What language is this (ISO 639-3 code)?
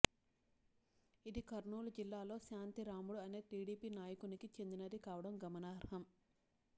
tel